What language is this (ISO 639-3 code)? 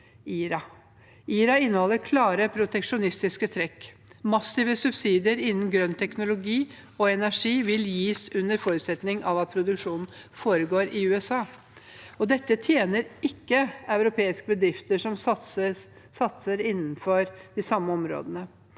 nor